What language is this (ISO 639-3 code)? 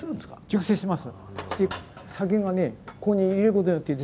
jpn